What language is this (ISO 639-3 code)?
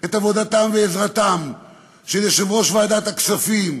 heb